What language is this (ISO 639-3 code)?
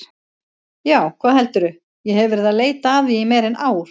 isl